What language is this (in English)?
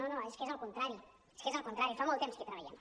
Catalan